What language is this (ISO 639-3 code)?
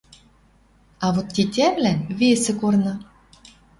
mrj